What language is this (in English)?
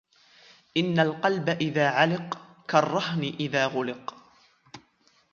Arabic